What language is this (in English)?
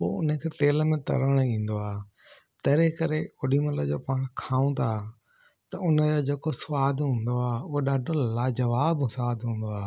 Sindhi